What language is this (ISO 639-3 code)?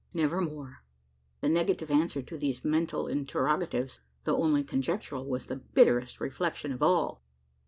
eng